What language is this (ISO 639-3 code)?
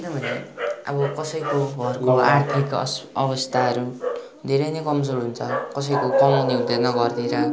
nep